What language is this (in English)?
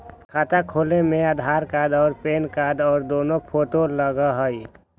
Magahi